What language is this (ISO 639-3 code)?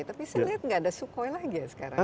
ind